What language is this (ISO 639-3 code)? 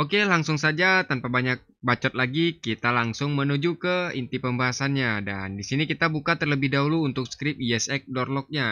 ind